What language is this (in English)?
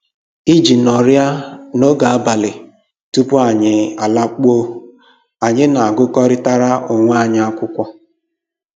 Igbo